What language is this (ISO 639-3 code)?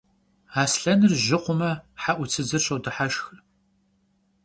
kbd